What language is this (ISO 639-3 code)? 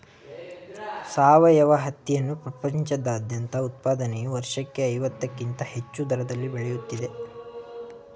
kan